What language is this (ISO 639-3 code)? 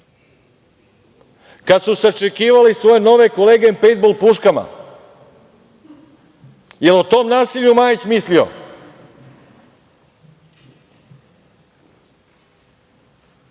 srp